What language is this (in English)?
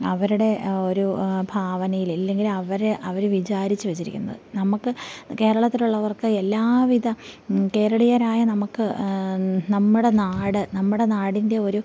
Malayalam